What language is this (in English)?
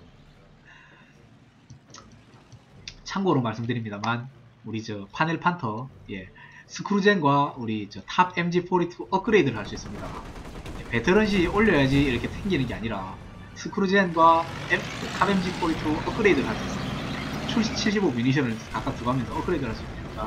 Korean